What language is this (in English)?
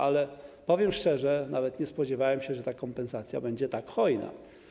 Polish